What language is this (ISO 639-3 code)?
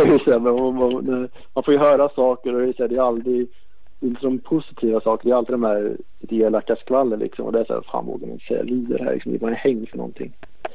swe